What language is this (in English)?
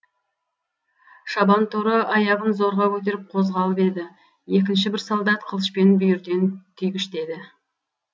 Kazakh